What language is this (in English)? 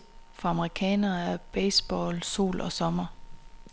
Danish